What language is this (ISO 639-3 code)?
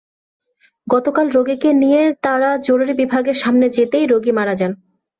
ben